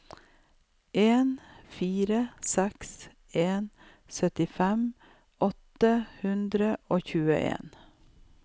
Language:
Norwegian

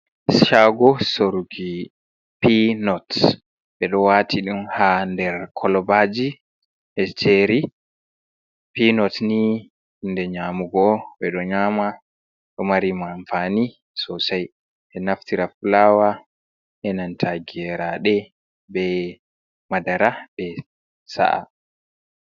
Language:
Fula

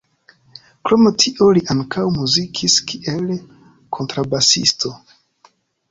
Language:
Esperanto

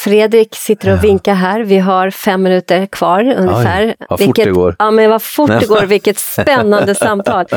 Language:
Swedish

